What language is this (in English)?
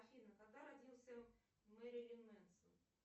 Russian